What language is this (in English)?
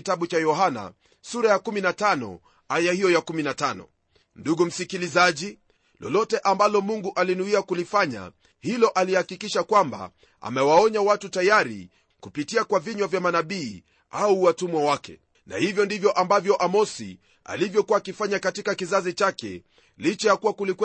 Swahili